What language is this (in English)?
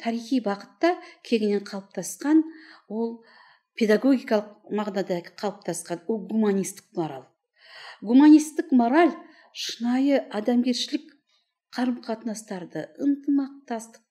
Turkish